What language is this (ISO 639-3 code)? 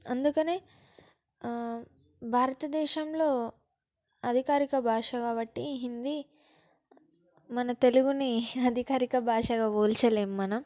tel